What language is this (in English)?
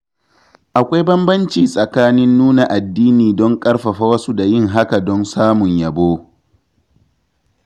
Hausa